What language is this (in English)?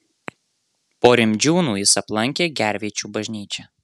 Lithuanian